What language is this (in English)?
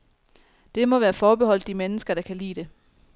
Danish